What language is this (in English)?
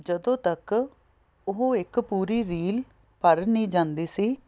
Punjabi